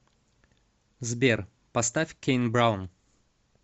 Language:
Russian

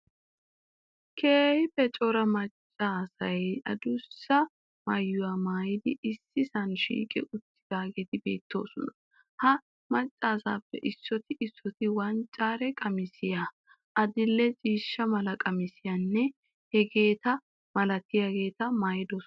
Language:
Wolaytta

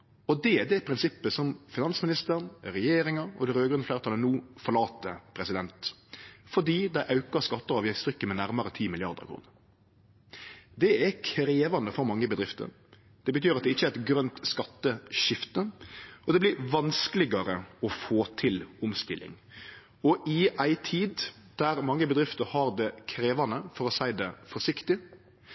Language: Norwegian Nynorsk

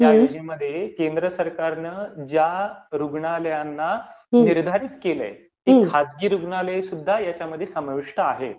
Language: Marathi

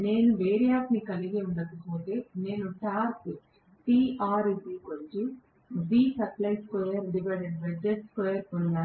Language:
Telugu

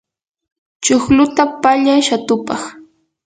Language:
Yanahuanca Pasco Quechua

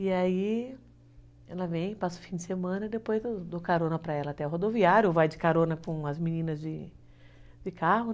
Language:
Portuguese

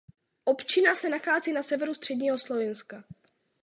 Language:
Czech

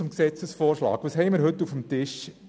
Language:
Swiss German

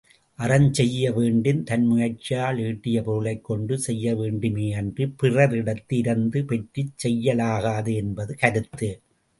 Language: Tamil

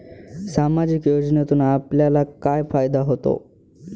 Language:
Marathi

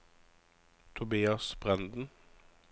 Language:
Norwegian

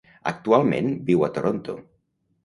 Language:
Catalan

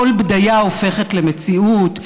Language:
Hebrew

